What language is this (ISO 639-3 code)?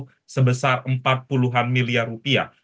ind